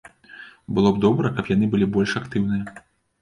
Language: Belarusian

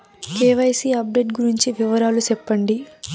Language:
Telugu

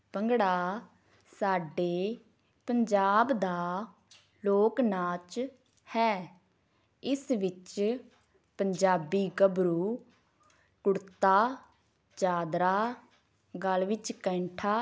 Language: Punjabi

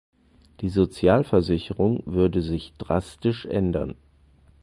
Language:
German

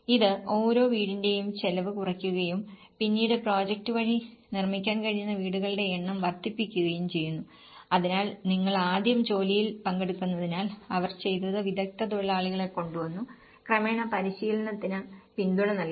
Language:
Malayalam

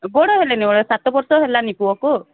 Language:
Odia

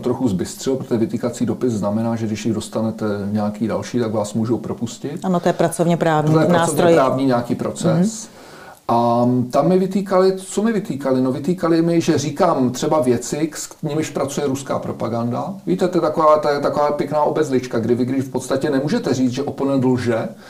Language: Czech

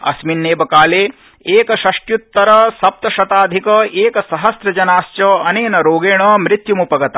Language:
Sanskrit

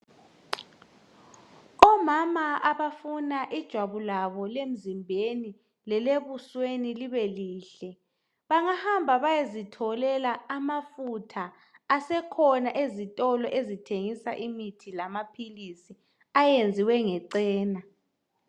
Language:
North Ndebele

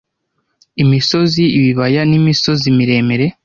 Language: Kinyarwanda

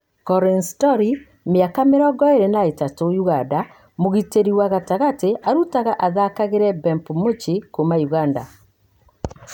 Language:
Kikuyu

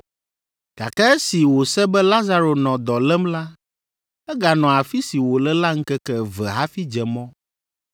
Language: Ewe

